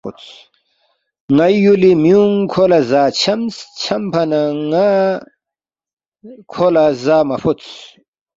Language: Balti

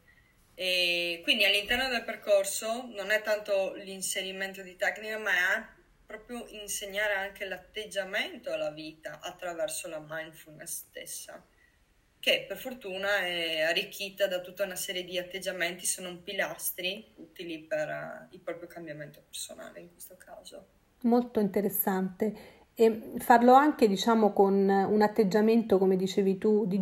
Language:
Italian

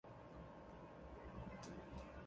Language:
Chinese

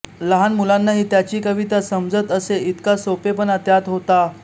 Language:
Marathi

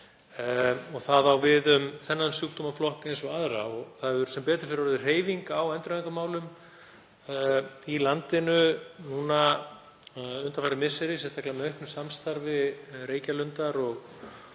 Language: Icelandic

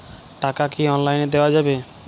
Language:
Bangla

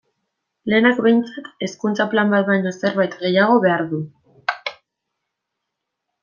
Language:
Basque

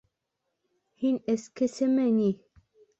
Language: Bashkir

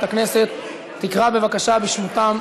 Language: Hebrew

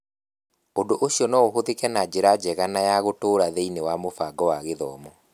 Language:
Kikuyu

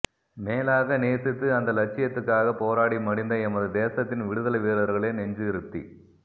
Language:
Tamil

